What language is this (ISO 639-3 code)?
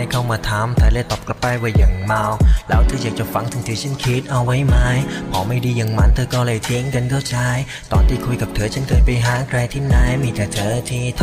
tha